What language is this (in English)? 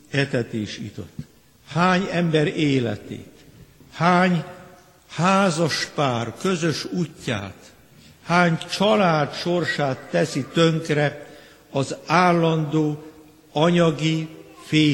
Hungarian